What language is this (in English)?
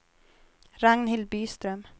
Swedish